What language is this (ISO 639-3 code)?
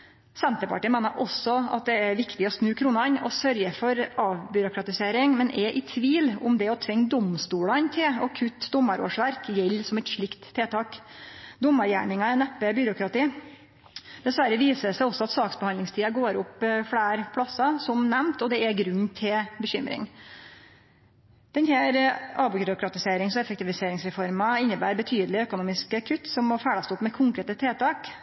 nno